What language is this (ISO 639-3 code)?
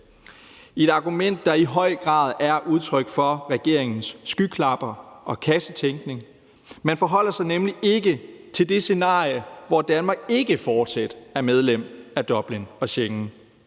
dan